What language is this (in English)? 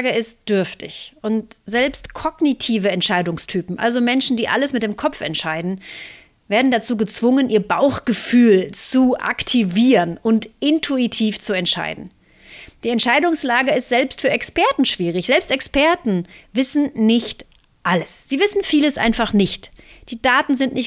German